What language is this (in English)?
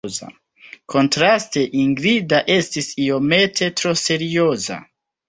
Esperanto